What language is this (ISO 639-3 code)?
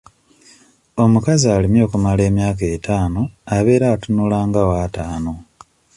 lug